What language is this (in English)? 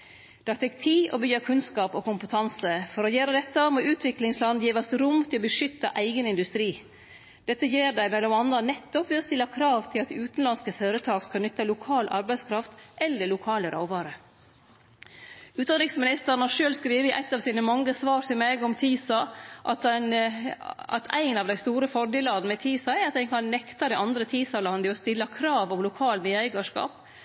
Norwegian Nynorsk